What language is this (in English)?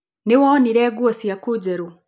Kikuyu